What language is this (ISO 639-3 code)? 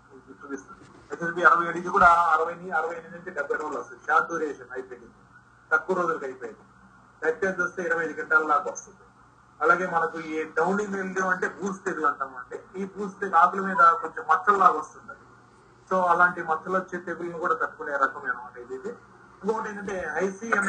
tel